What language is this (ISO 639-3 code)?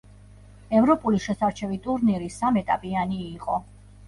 kat